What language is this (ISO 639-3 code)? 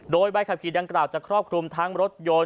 tha